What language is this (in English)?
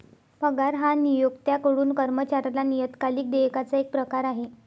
Marathi